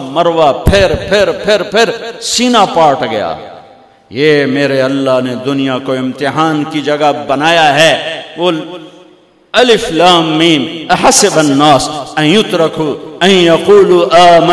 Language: Urdu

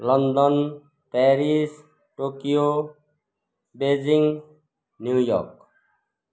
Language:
Nepali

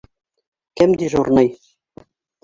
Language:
Bashkir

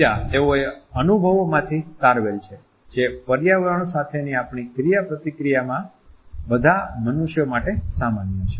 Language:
Gujarati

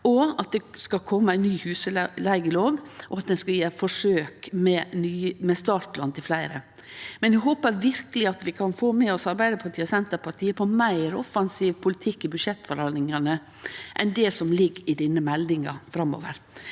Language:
Norwegian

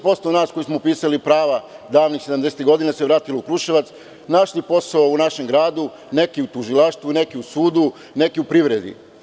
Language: Serbian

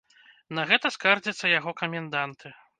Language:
Belarusian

